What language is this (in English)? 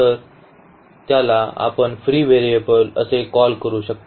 Marathi